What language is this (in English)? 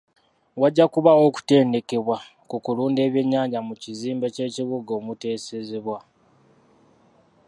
Ganda